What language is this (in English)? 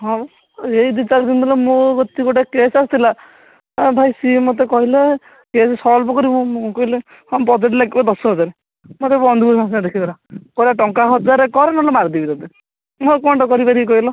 Odia